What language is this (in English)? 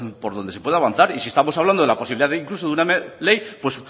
Spanish